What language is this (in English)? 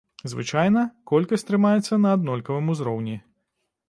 Belarusian